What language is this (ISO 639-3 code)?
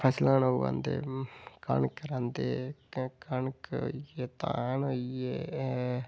doi